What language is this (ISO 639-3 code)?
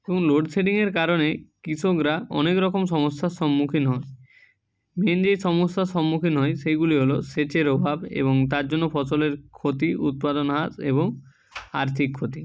ben